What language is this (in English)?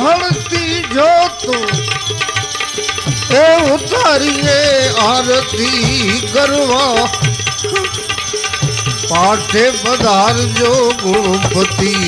Hindi